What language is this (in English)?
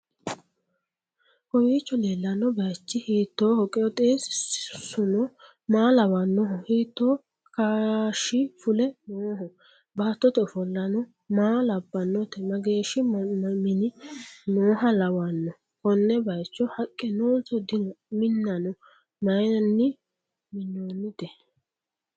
Sidamo